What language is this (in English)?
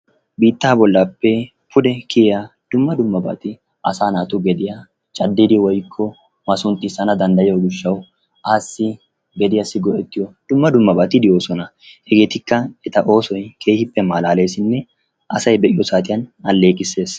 Wolaytta